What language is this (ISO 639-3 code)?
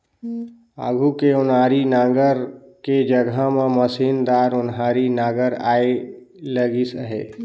hne